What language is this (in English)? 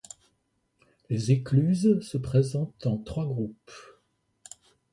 French